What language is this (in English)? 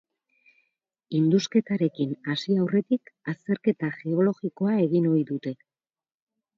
Basque